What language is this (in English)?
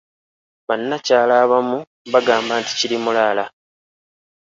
Ganda